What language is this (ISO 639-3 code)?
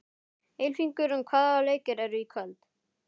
isl